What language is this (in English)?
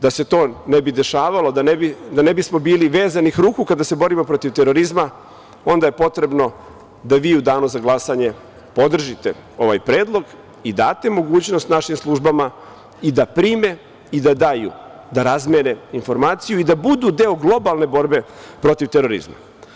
Serbian